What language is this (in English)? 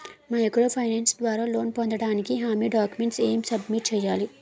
Telugu